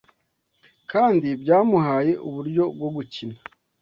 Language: Kinyarwanda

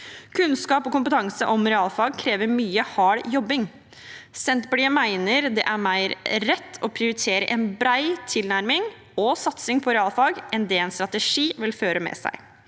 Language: Norwegian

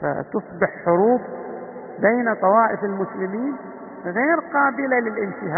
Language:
Arabic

